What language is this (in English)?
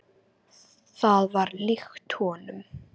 Icelandic